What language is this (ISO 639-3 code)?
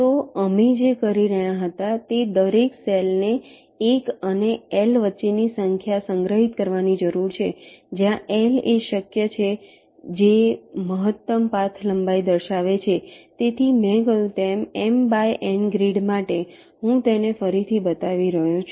guj